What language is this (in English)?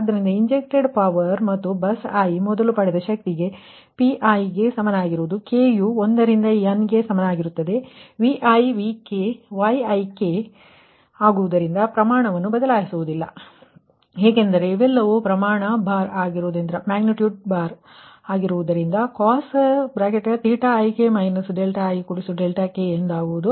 Kannada